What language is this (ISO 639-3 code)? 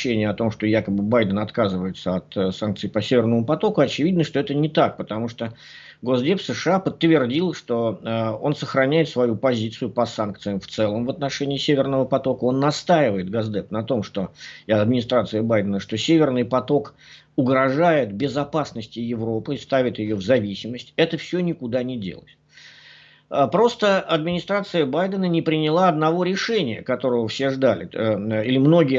rus